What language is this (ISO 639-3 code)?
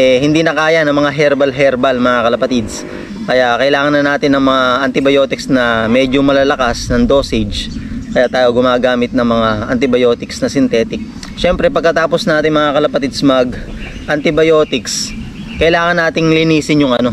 fil